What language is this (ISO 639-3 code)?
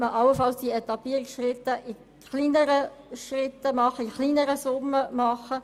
gsw